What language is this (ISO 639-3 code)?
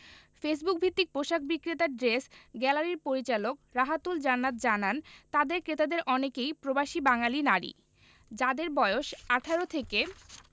ben